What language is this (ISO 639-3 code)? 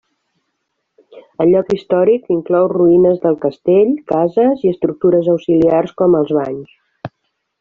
cat